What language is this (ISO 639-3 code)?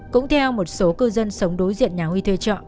vie